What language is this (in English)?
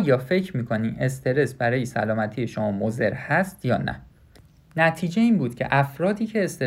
Persian